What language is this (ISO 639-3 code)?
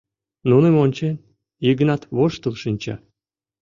chm